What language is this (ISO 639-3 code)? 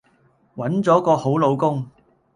yue